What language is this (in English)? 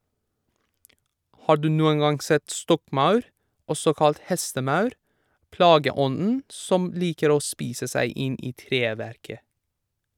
Norwegian